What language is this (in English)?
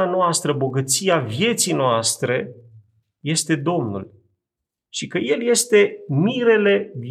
Romanian